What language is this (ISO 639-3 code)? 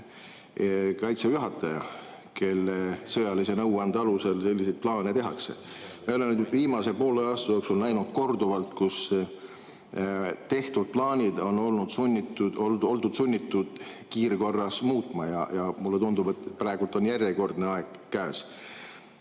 est